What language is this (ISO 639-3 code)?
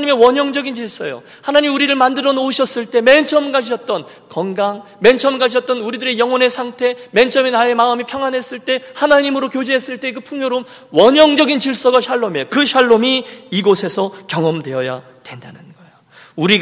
kor